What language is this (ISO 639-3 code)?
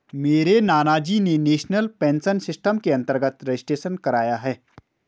hin